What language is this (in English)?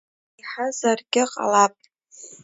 Abkhazian